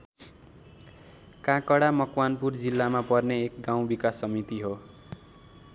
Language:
Nepali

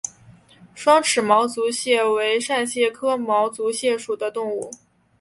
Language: Chinese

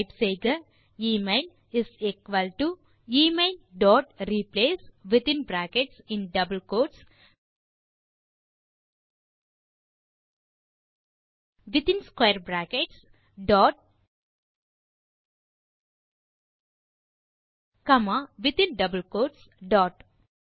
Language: Tamil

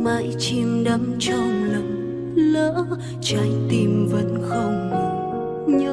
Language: Vietnamese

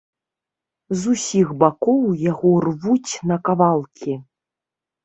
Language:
Belarusian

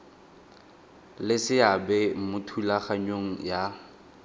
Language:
Tswana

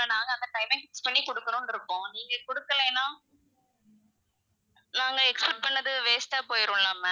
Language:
Tamil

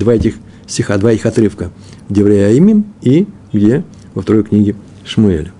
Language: Russian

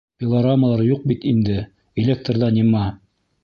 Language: Bashkir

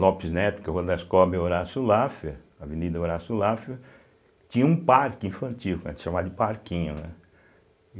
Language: Portuguese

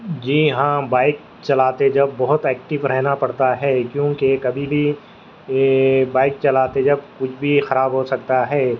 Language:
Urdu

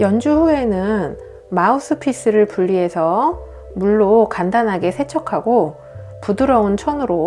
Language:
Korean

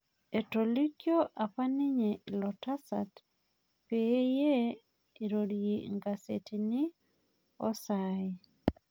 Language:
Masai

